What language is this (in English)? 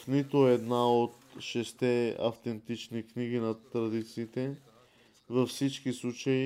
Bulgarian